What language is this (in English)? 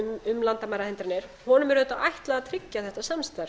Icelandic